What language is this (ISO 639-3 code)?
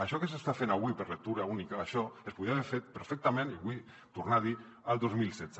cat